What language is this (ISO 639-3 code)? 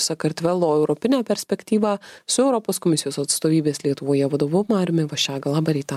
lit